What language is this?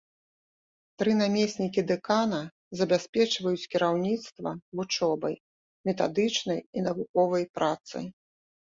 Belarusian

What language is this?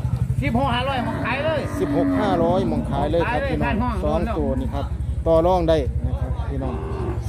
Thai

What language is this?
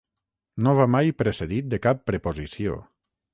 Catalan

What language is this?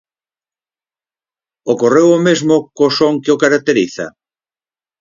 Galician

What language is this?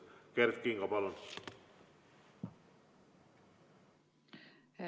Estonian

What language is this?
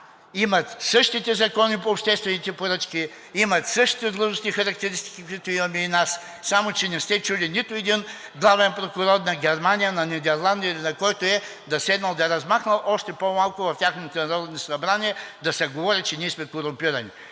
Bulgarian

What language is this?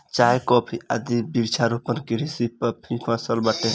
Bhojpuri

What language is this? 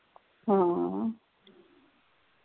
Punjabi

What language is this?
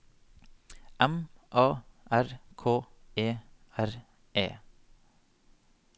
Norwegian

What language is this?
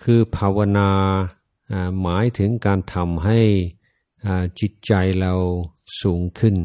Thai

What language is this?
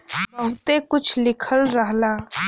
Bhojpuri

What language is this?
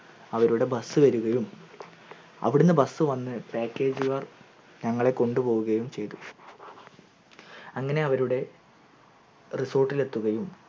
Malayalam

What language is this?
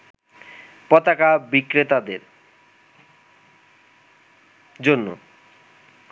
Bangla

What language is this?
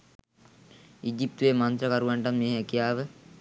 Sinhala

